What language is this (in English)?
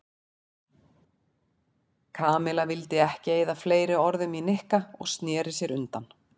Icelandic